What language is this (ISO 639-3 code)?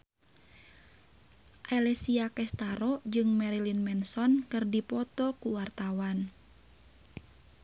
sun